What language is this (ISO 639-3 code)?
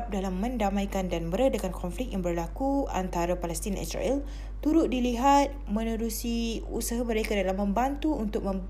msa